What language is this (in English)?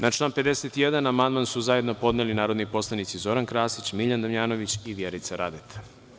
Serbian